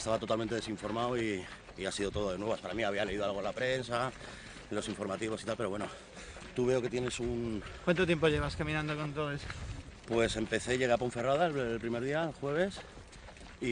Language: Spanish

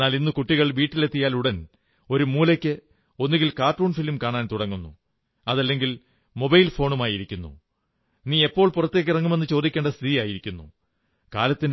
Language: Malayalam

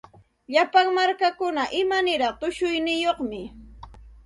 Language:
Santa Ana de Tusi Pasco Quechua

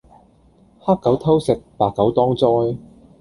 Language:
Cantonese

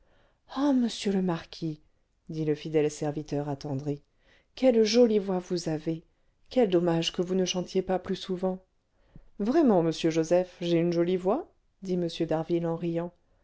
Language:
French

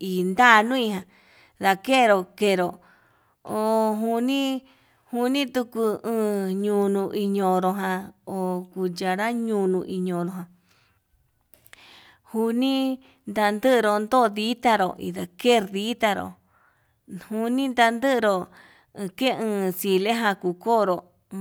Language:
Yutanduchi Mixtec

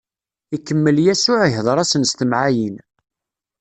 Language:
Kabyle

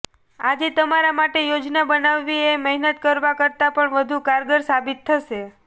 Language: Gujarati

